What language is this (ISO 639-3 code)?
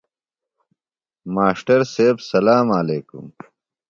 phl